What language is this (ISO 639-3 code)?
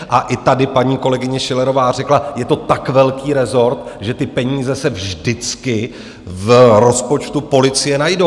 ces